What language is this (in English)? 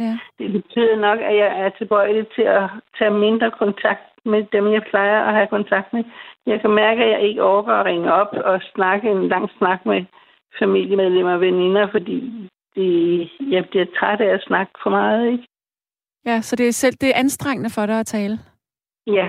Danish